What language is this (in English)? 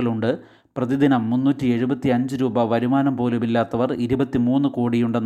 Malayalam